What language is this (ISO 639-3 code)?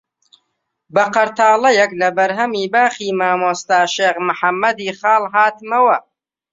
ckb